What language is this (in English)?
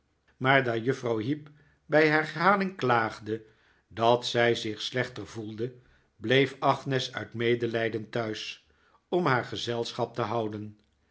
Dutch